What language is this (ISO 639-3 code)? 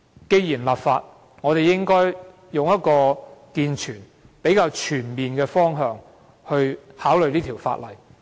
yue